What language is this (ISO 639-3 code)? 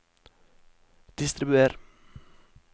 nor